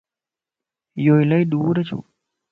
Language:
Lasi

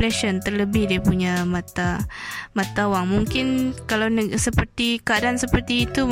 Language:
Malay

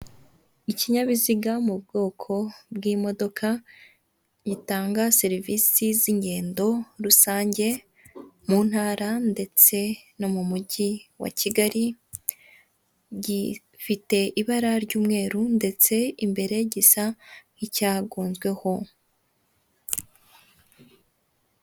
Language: Kinyarwanda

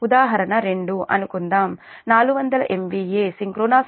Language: Telugu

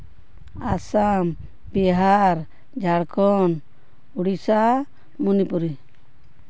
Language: Santali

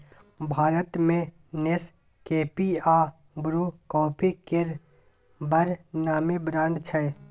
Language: Maithili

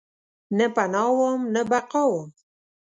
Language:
Pashto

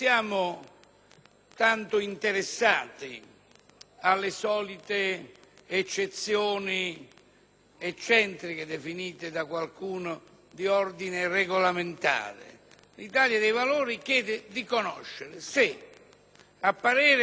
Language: Italian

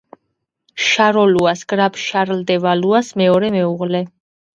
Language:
Georgian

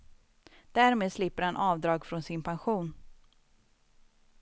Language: Swedish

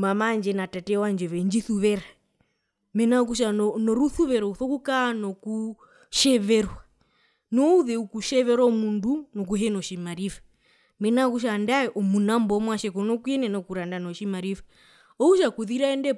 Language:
Herero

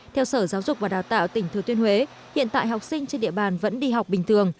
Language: Vietnamese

